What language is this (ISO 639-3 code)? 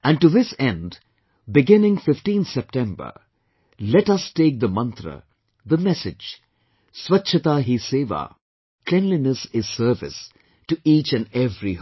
eng